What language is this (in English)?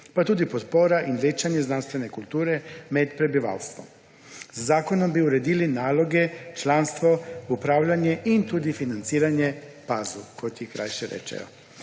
Slovenian